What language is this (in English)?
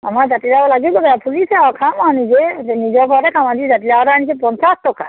Assamese